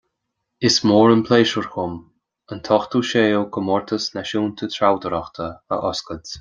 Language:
Irish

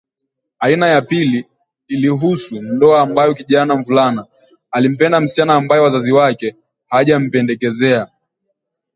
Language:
Swahili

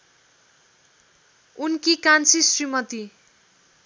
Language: Nepali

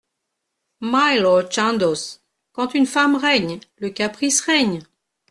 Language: French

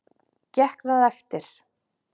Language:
Icelandic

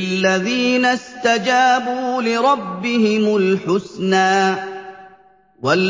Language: Arabic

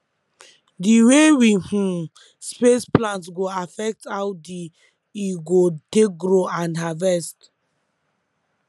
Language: Nigerian Pidgin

